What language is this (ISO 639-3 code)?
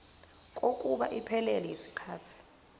zul